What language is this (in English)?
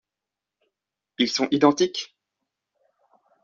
French